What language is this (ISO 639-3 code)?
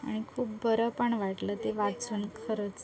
mar